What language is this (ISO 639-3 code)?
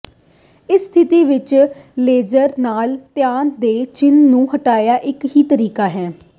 pan